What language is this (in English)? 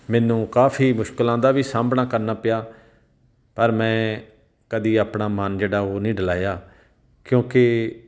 Punjabi